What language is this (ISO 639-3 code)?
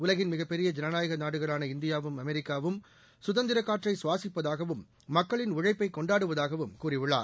tam